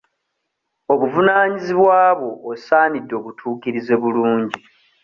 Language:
Ganda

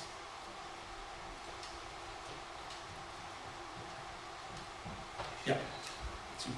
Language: Dutch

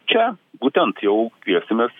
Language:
Lithuanian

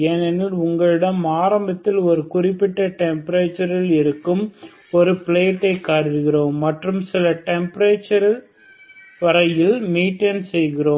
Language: Tamil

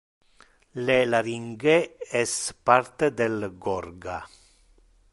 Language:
Interlingua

